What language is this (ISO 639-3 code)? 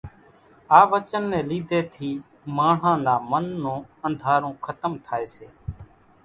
gjk